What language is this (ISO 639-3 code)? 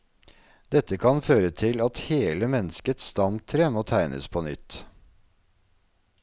nor